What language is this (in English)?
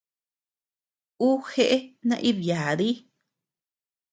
Tepeuxila Cuicatec